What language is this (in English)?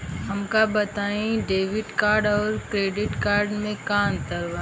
Bhojpuri